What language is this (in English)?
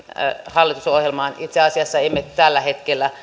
Finnish